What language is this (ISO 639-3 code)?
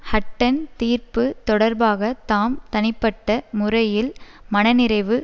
tam